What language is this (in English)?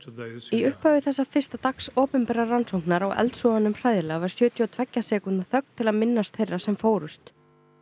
Icelandic